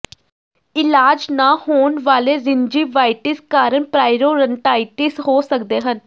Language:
Punjabi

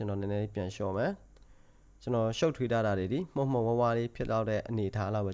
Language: Korean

